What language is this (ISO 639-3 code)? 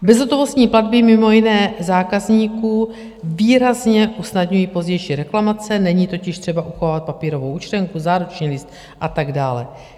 ces